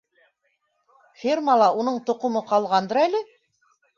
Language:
Bashkir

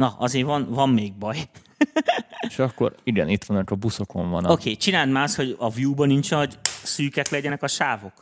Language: Hungarian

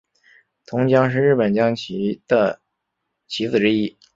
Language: Chinese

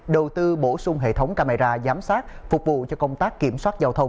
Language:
Vietnamese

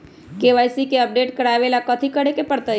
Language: Magahi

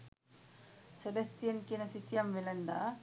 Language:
Sinhala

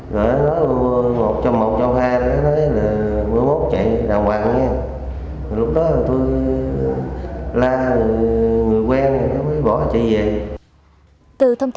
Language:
Vietnamese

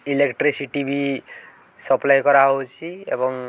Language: Odia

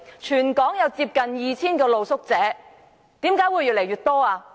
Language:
Cantonese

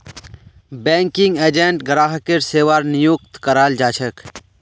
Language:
Magahi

